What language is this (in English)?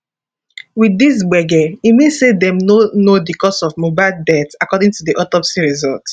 Nigerian Pidgin